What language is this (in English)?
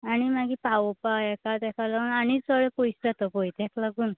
Konkani